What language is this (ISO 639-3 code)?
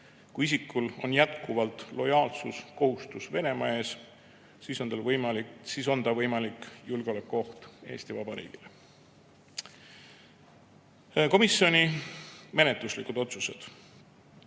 est